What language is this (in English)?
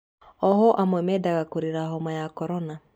Kikuyu